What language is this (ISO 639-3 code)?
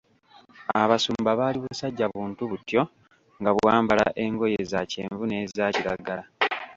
lug